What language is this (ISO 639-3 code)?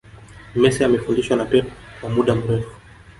swa